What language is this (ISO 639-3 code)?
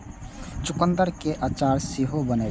mai